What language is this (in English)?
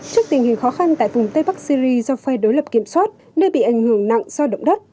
Vietnamese